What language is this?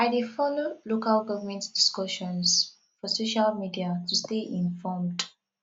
Nigerian Pidgin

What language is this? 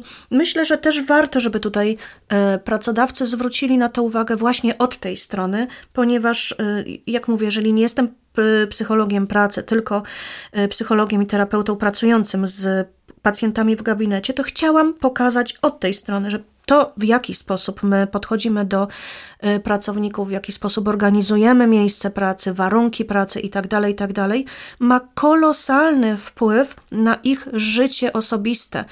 Polish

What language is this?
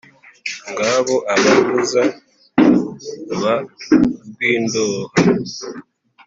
Kinyarwanda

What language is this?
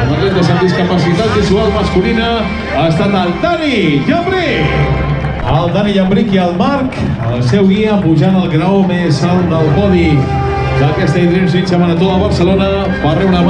Spanish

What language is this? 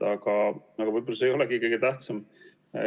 Estonian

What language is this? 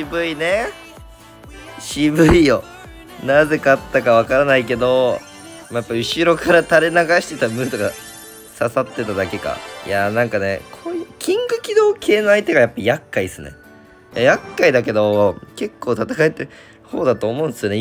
Japanese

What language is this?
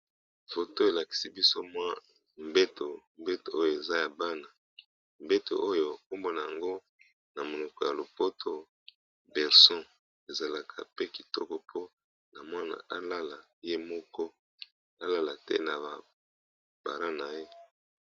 Lingala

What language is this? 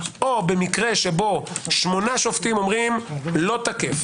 Hebrew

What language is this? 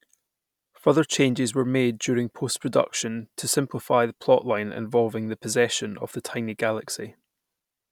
English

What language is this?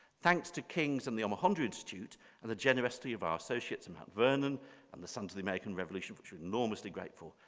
English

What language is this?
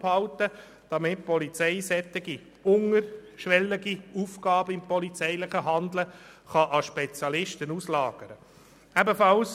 Swiss German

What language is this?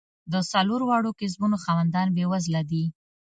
Pashto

